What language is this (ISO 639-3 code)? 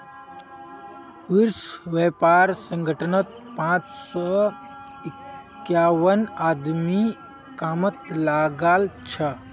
mag